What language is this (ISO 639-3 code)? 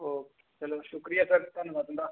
doi